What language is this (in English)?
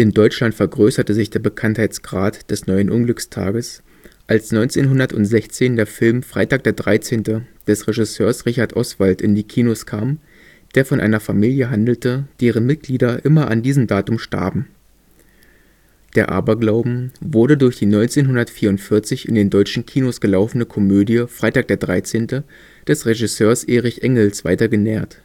German